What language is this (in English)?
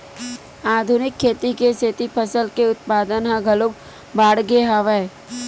Chhattisgarhi